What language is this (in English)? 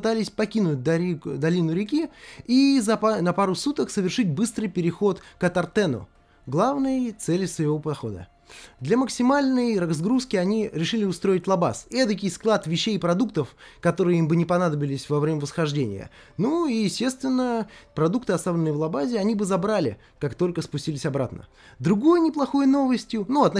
Russian